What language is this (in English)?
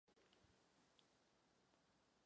Czech